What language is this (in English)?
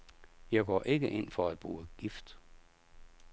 Danish